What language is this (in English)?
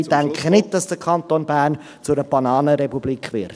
Swiss German